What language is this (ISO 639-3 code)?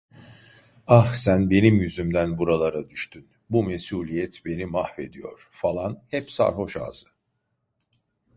tur